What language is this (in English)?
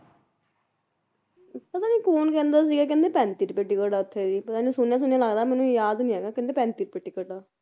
Punjabi